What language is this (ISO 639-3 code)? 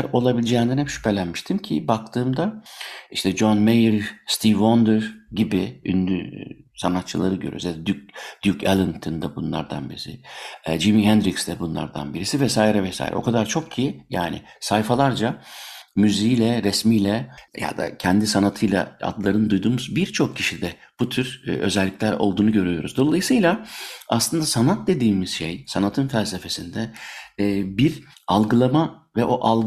tur